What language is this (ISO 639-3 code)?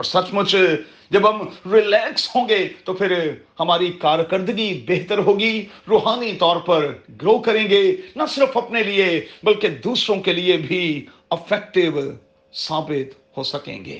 urd